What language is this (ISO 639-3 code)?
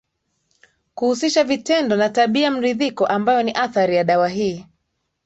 swa